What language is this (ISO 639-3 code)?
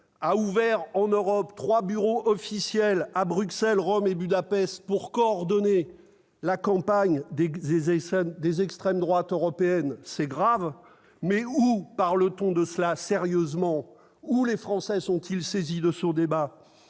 fra